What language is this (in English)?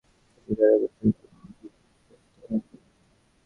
Bangla